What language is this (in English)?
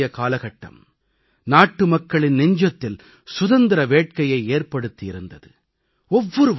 Tamil